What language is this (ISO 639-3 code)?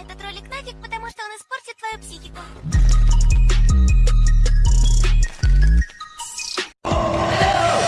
rus